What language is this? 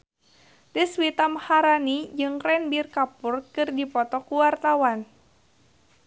Sundanese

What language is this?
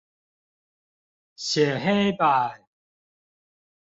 Chinese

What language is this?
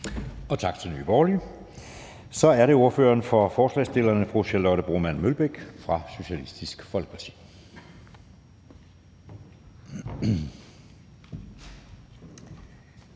Danish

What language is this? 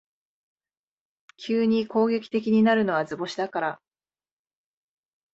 Japanese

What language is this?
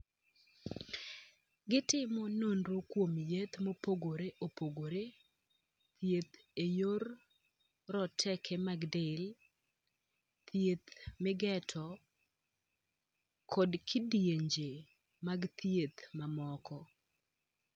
Luo (Kenya and Tanzania)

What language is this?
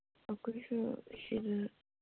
Manipuri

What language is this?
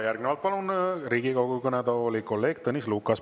Estonian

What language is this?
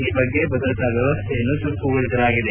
Kannada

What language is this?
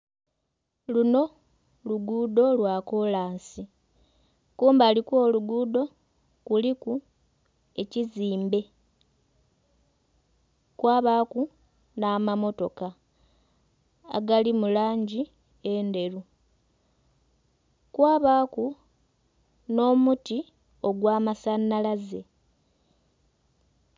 Soga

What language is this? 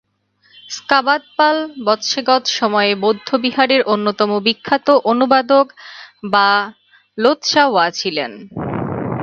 Bangla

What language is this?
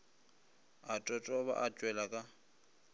Northern Sotho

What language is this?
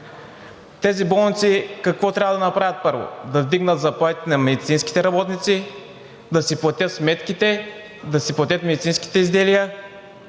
Bulgarian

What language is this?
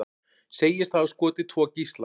Icelandic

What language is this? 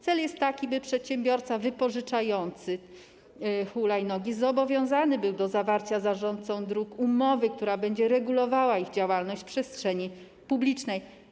Polish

